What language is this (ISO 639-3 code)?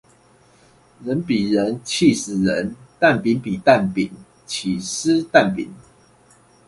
zho